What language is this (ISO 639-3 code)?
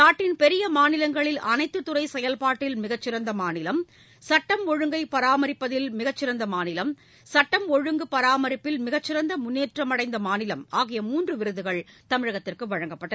tam